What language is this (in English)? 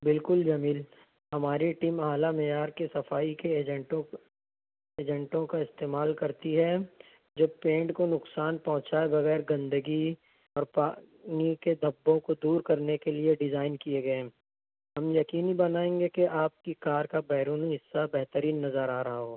Urdu